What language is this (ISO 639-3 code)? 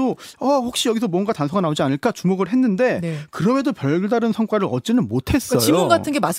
kor